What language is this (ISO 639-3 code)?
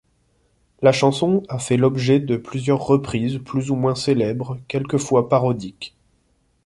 fra